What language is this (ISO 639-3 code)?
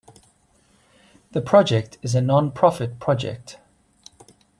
eng